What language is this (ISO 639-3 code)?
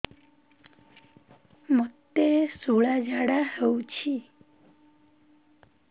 ori